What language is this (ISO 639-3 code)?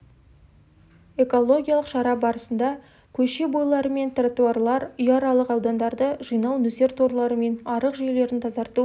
kaz